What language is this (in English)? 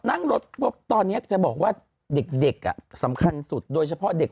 Thai